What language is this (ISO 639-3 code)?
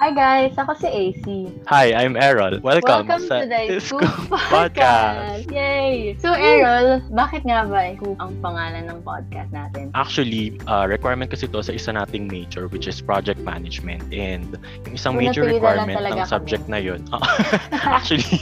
fil